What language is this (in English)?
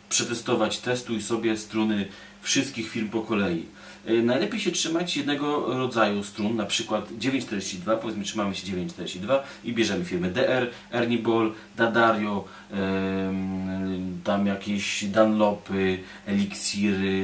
Polish